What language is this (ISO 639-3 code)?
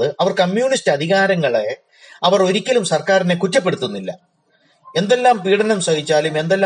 mal